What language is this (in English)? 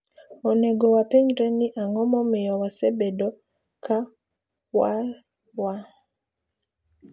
Luo (Kenya and Tanzania)